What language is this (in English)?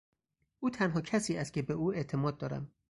Persian